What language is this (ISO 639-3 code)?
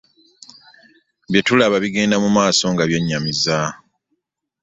lug